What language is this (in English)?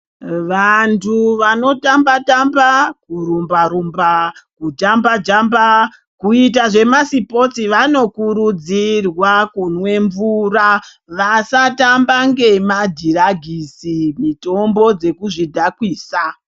Ndau